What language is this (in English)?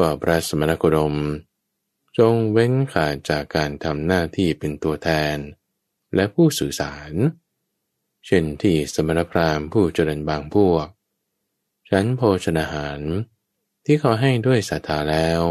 Thai